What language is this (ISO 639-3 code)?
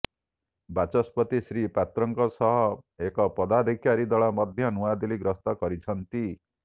ori